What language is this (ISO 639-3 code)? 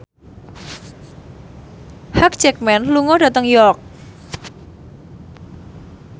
jav